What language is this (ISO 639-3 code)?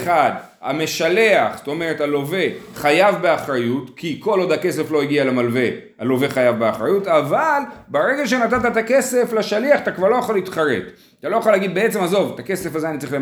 heb